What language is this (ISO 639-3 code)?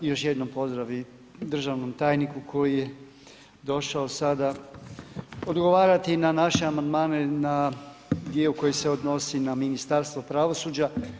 hrv